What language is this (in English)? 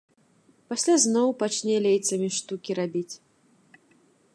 Belarusian